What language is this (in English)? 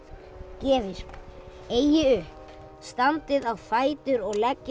Icelandic